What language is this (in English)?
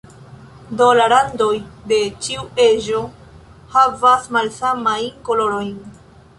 Esperanto